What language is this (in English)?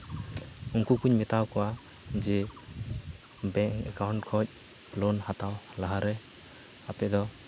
Santali